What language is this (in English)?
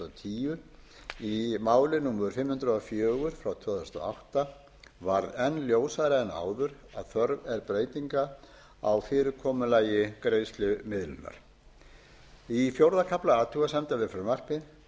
Icelandic